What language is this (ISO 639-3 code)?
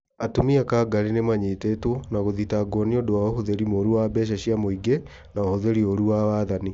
kik